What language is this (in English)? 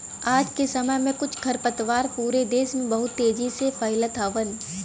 Bhojpuri